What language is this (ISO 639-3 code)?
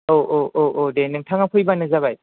brx